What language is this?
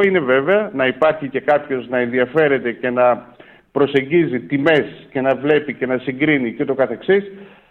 Greek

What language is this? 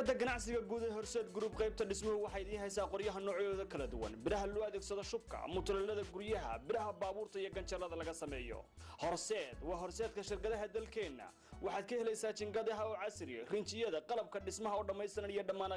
Arabic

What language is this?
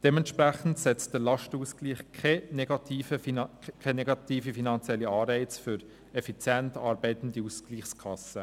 Swiss German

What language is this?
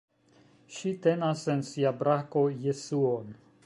Esperanto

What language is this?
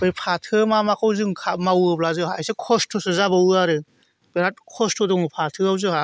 Bodo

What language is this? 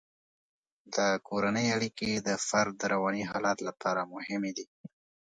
Pashto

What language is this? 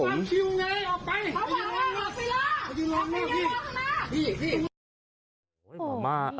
Thai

